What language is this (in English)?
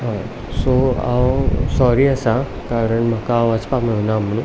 Konkani